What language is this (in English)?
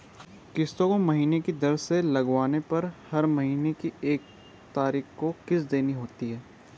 Hindi